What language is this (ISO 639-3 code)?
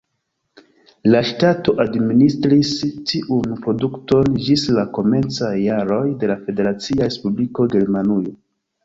epo